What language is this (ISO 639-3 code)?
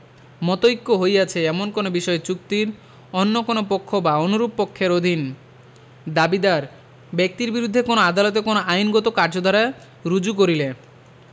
ben